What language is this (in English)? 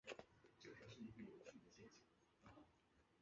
Chinese